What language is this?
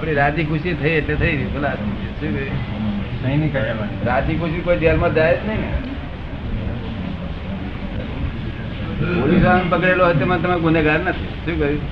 Gujarati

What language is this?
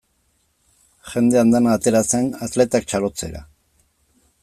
Basque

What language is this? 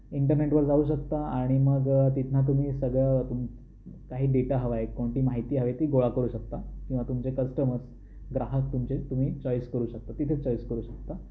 Marathi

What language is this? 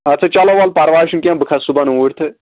Kashmiri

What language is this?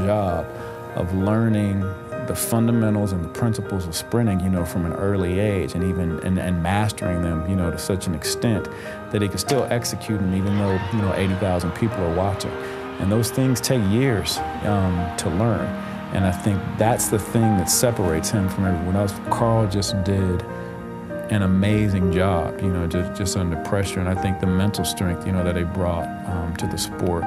English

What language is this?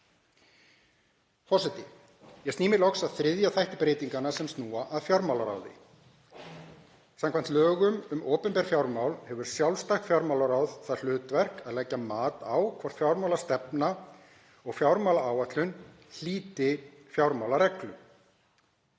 Icelandic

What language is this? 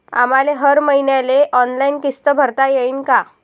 Marathi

